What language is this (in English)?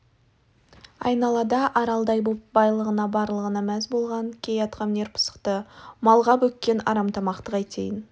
Kazakh